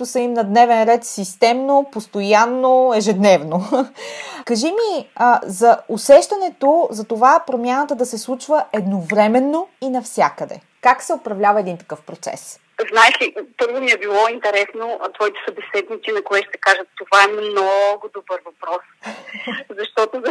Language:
Bulgarian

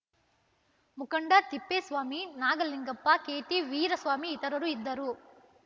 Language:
Kannada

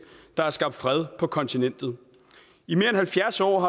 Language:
Danish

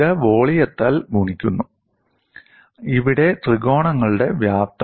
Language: Malayalam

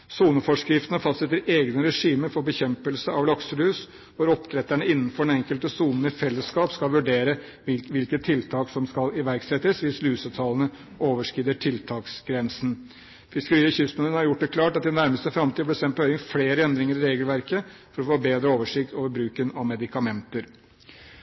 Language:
Norwegian Bokmål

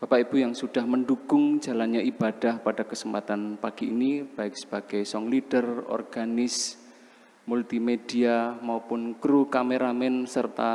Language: Indonesian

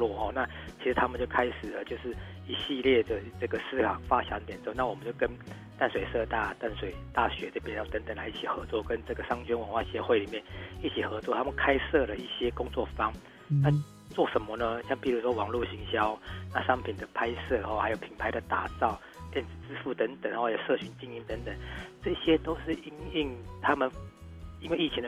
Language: Chinese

